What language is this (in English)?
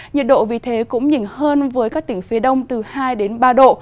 Vietnamese